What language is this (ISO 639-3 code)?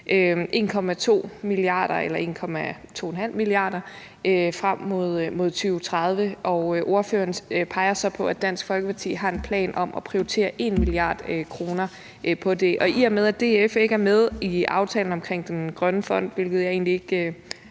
dan